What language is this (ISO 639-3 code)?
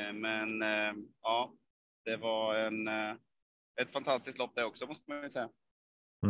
swe